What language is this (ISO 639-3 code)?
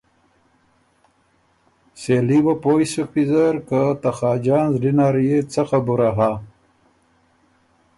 oru